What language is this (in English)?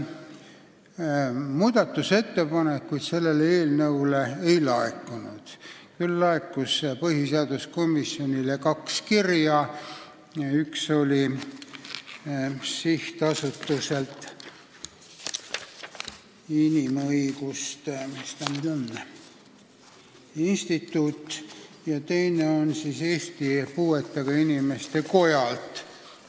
Estonian